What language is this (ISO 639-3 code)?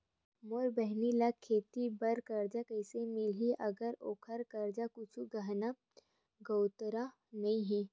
hne